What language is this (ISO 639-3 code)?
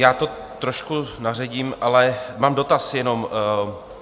ces